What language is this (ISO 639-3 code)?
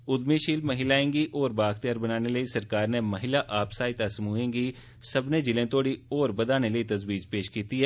doi